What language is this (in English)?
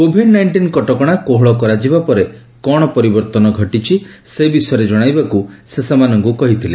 Odia